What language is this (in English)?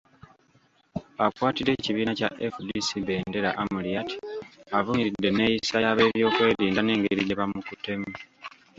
Ganda